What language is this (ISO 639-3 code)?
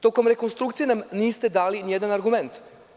srp